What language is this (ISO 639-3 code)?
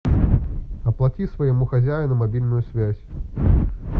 rus